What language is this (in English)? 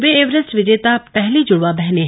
Hindi